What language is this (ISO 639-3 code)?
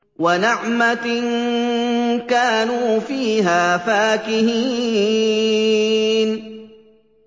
ara